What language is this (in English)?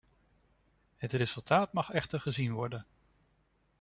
Dutch